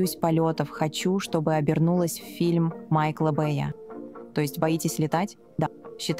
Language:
Russian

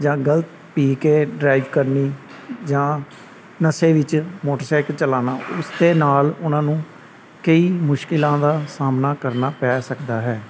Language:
Punjabi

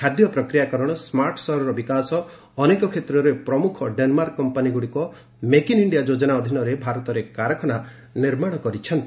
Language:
Odia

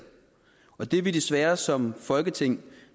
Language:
Danish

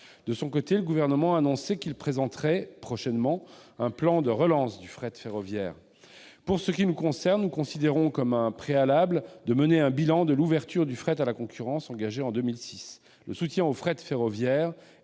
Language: French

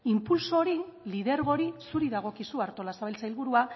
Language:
Basque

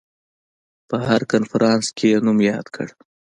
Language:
Pashto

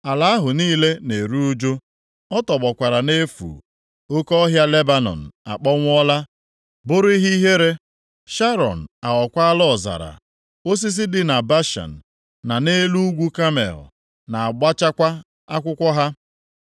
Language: Igbo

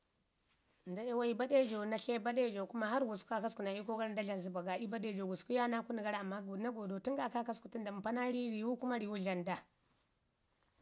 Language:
Ngizim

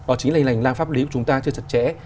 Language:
Vietnamese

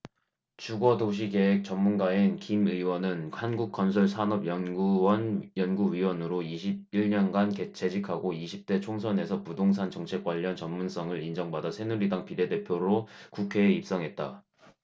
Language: Korean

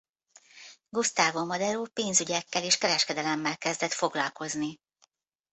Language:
Hungarian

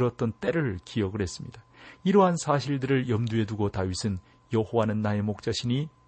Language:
Korean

